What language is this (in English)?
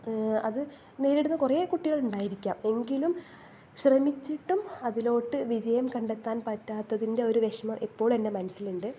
Malayalam